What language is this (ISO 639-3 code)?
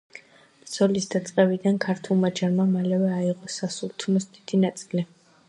kat